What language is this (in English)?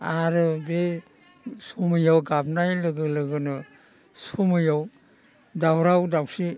Bodo